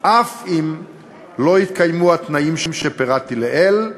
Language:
Hebrew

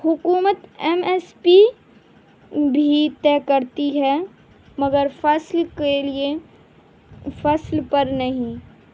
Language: Urdu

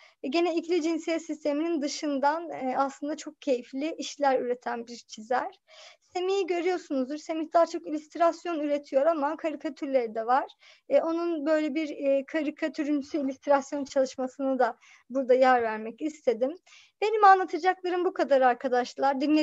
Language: Turkish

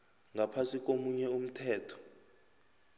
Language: South Ndebele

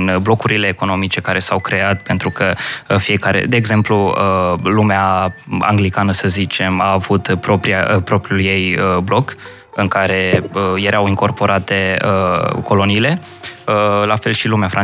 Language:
Romanian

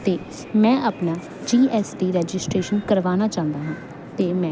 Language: Punjabi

